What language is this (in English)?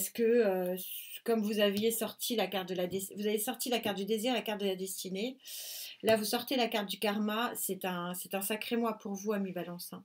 French